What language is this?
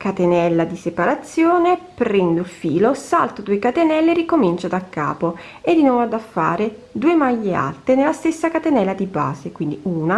Italian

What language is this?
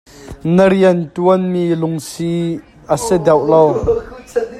Hakha Chin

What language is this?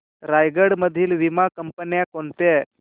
Marathi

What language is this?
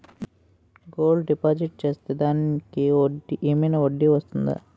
Telugu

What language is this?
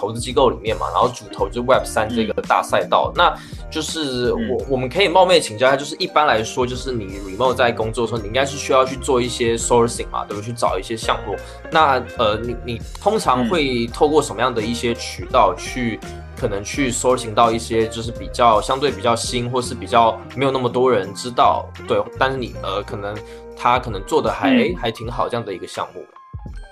Chinese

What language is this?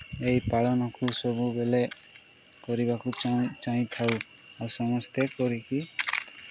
Odia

